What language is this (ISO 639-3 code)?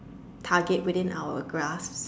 eng